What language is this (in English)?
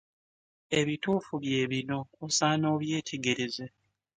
Ganda